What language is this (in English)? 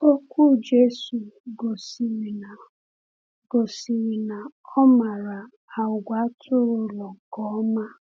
Igbo